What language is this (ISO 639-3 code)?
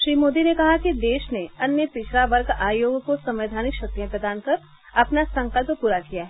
hin